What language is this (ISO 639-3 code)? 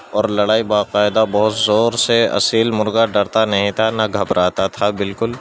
urd